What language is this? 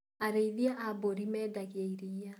Kikuyu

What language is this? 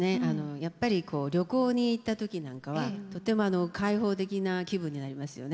Japanese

